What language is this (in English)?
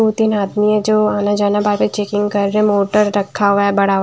Hindi